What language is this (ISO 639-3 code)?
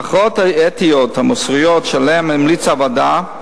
heb